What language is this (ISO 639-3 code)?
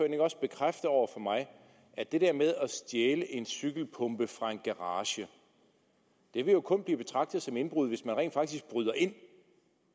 dan